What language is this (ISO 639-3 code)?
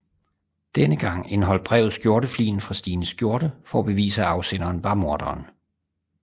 dan